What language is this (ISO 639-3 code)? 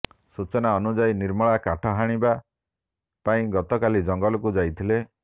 ori